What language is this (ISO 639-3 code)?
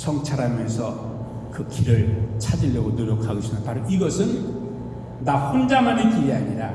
kor